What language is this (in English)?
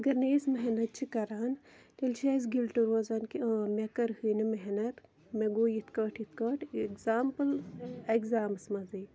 Kashmiri